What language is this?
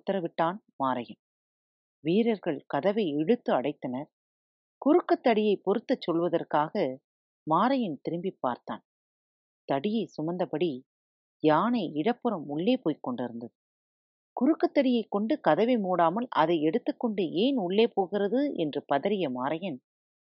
Tamil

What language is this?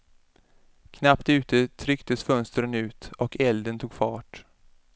Swedish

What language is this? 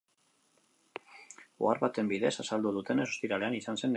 Basque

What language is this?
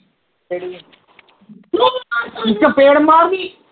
Punjabi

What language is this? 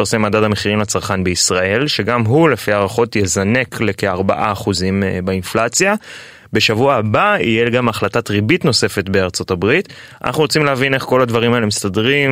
Hebrew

